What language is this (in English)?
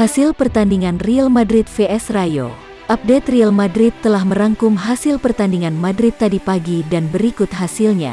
Indonesian